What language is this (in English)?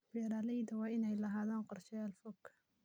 Somali